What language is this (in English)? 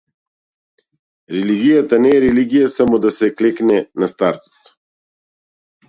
Macedonian